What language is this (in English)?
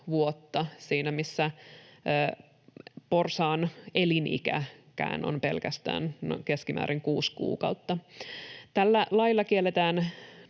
Finnish